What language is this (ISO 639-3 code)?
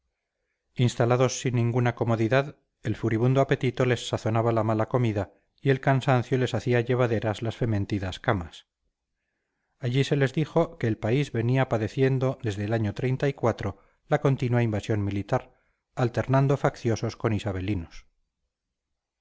spa